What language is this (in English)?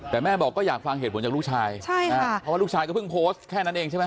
Thai